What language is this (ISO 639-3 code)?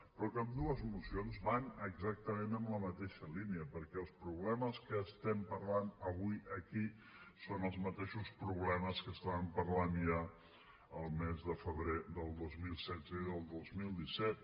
cat